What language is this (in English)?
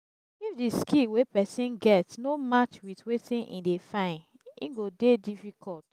Nigerian Pidgin